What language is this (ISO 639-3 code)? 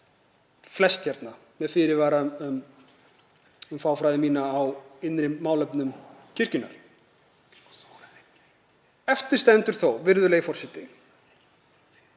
isl